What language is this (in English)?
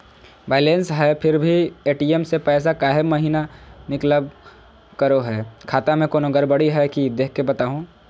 Magahi